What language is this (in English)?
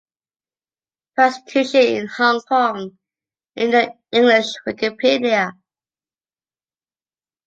English